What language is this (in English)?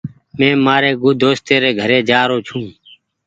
Goaria